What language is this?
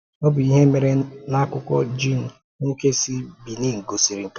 Igbo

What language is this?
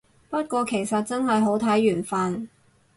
Cantonese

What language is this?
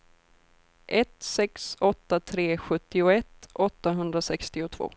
Swedish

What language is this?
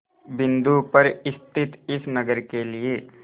Hindi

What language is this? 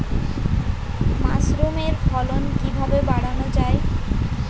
Bangla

